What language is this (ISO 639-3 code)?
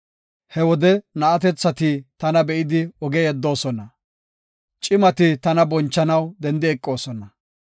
gof